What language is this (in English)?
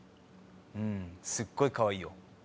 Japanese